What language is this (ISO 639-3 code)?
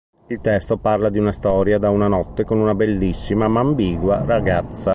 ita